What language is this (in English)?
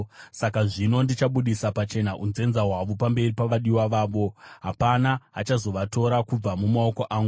Shona